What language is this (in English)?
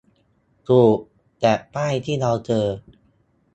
Thai